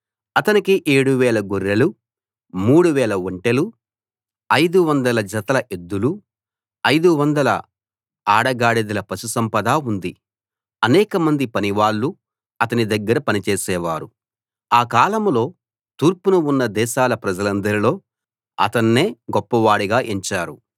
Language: Telugu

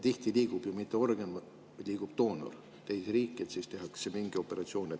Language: Estonian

